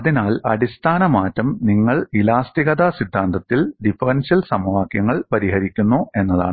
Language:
Malayalam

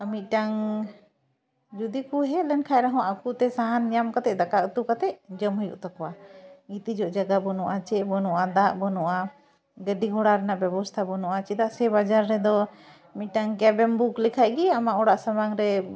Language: Santali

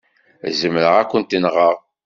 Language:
Kabyle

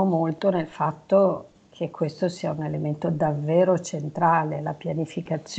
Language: Italian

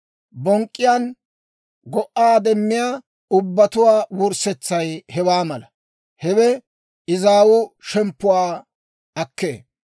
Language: Dawro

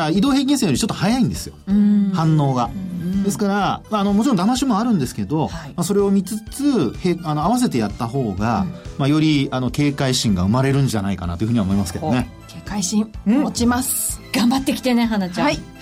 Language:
Japanese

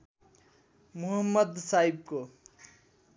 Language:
Nepali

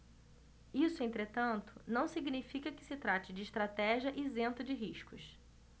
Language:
Portuguese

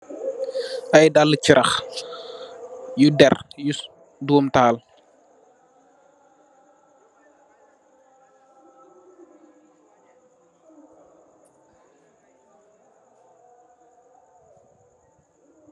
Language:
Wolof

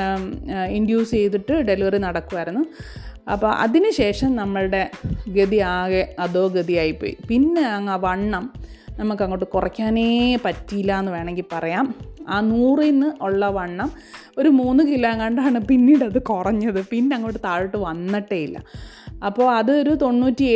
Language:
Malayalam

